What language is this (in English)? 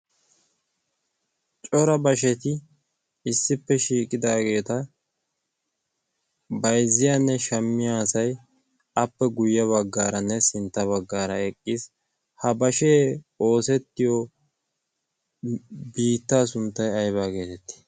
Wolaytta